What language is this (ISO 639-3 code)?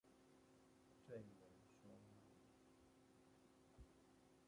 zho